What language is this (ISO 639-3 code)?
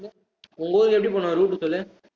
tam